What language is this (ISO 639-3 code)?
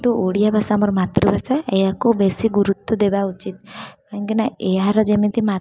ori